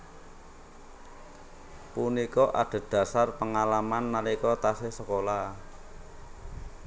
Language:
Javanese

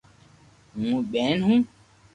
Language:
Loarki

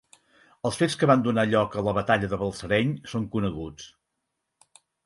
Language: Catalan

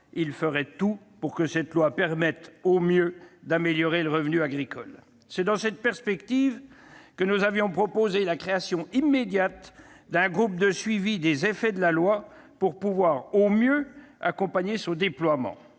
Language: French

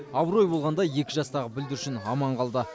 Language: Kazakh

